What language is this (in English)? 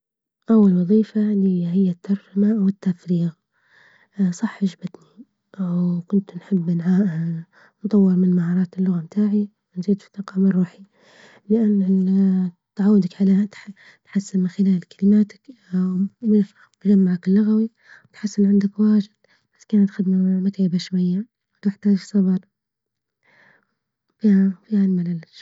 Libyan Arabic